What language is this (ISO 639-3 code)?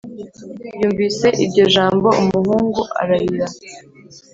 kin